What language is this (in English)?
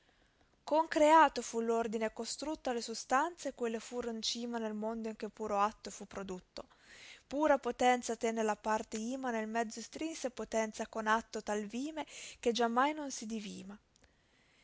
Italian